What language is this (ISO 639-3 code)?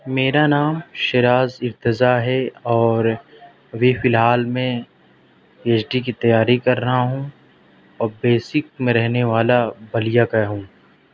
urd